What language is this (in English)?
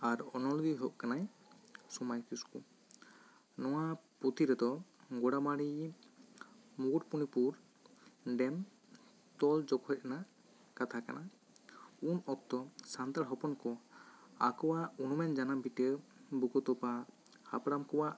Santali